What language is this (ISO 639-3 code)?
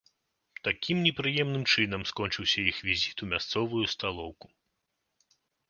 bel